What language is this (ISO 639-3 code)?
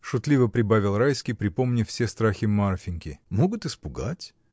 rus